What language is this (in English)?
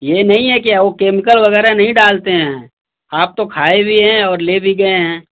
Hindi